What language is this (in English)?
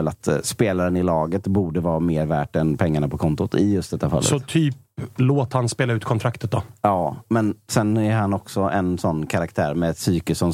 Swedish